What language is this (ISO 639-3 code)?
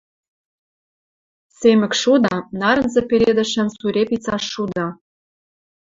mrj